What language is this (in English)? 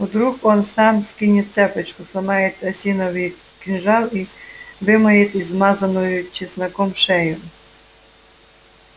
Russian